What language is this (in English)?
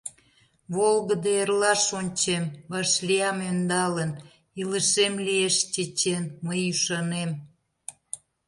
Mari